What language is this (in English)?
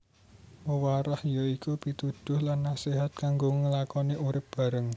Javanese